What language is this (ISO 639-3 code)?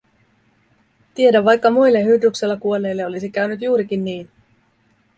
fin